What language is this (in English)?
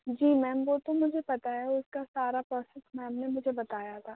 Urdu